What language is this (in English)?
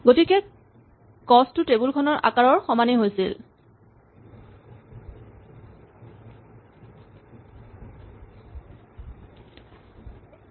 Assamese